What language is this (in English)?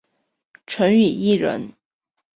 Chinese